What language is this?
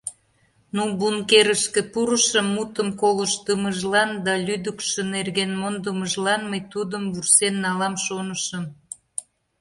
Mari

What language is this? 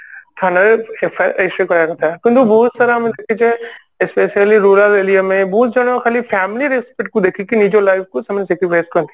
Odia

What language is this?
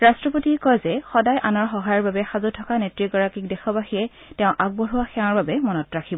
Assamese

